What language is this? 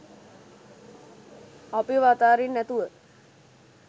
Sinhala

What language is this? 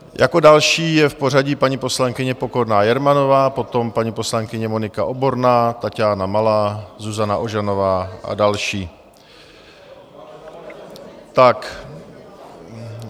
Czech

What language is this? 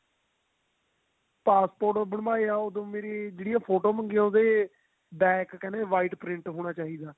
Punjabi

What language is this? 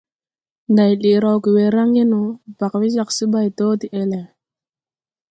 Tupuri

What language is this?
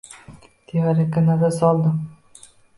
Uzbek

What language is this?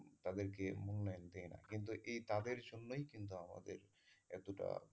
Bangla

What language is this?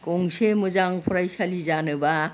Bodo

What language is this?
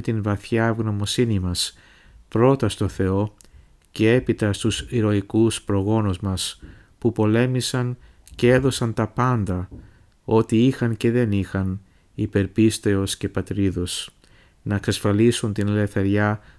Greek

